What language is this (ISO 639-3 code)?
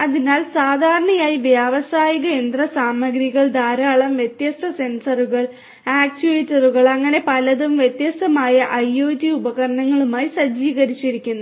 mal